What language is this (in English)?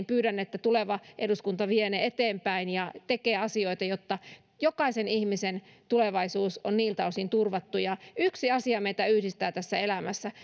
Finnish